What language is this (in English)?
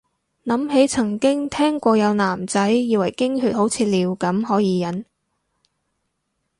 Cantonese